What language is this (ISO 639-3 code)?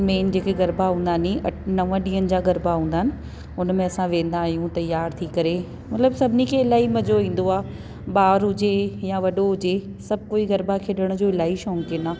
snd